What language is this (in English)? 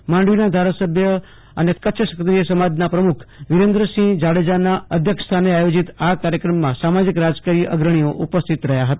Gujarati